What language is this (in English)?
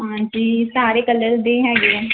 Punjabi